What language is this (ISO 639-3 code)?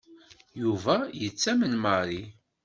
kab